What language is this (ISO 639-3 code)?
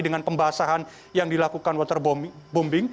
ind